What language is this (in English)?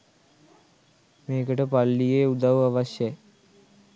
Sinhala